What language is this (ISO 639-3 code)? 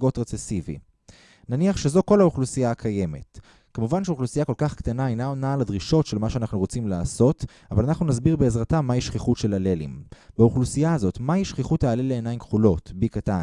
heb